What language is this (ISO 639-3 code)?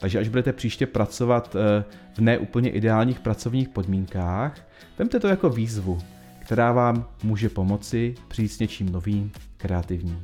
ces